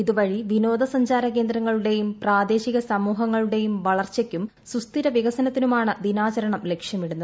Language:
Malayalam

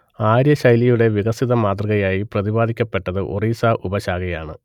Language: Malayalam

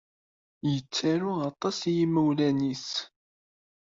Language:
Kabyle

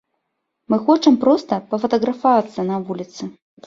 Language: Belarusian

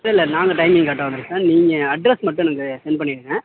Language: Tamil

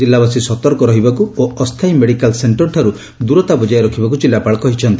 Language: Odia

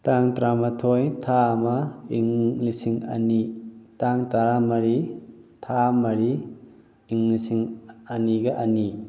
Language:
Manipuri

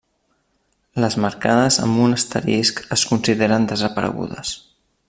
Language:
Catalan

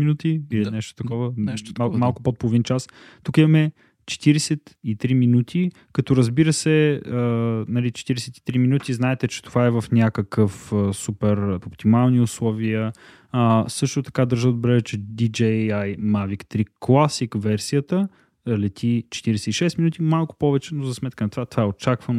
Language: Bulgarian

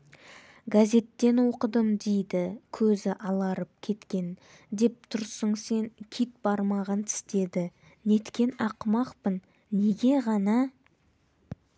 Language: Kazakh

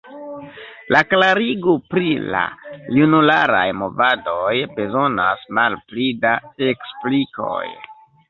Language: Esperanto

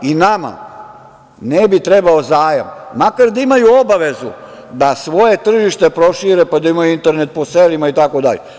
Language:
Serbian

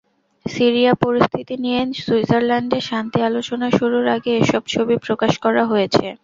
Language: Bangla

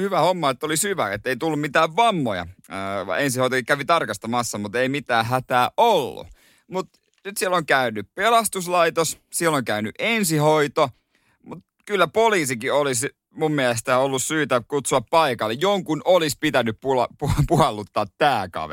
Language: Finnish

